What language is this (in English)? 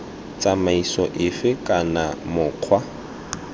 Tswana